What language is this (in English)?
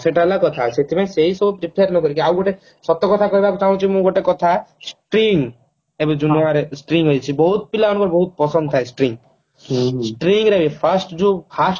Odia